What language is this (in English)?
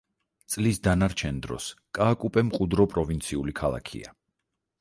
Georgian